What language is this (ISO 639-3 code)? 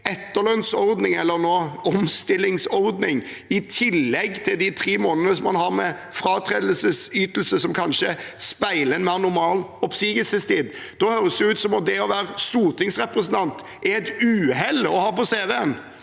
nor